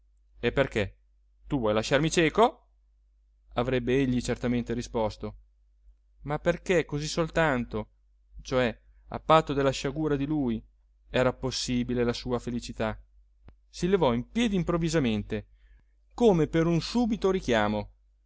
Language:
Italian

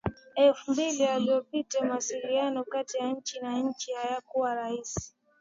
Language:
Swahili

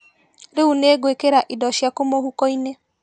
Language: Kikuyu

